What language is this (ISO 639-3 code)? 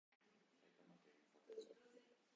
jpn